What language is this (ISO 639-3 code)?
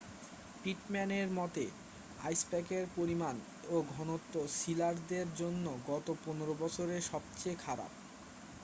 ben